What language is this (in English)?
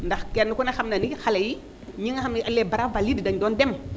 Wolof